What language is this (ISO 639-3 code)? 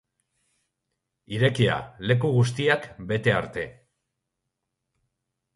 eus